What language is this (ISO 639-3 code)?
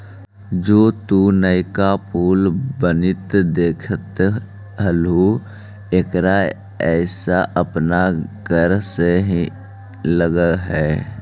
mag